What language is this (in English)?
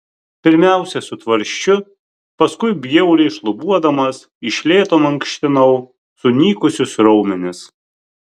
Lithuanian